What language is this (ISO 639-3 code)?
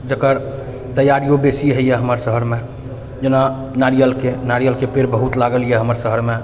mai